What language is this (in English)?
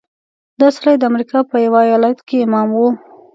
Pashto